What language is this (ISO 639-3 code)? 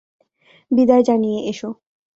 ben